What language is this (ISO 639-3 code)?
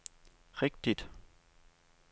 dan